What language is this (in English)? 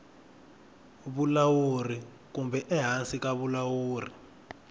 Tsonga